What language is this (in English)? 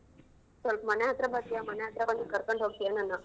Kannada